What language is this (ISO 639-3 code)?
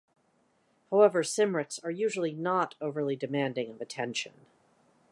eng